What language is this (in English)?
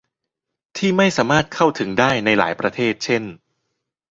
Thai